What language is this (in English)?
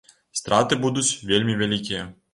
Belarusian